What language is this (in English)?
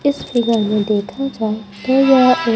Hindi